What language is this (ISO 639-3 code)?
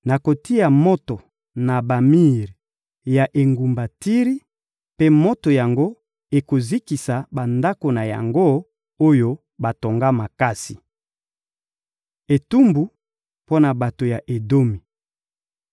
lin